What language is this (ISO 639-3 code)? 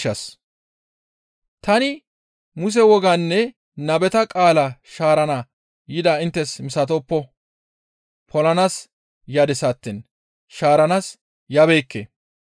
gmv